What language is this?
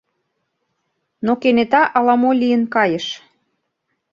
Mari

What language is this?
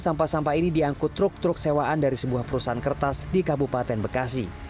Indonesian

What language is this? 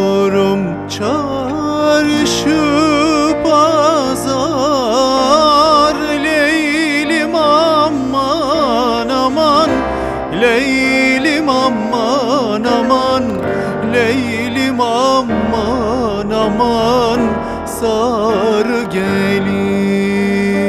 Turkish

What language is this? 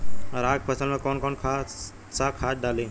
Bhojpuri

